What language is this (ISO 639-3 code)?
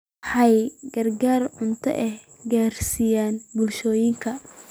som